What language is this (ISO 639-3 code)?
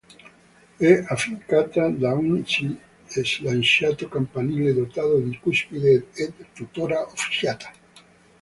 ita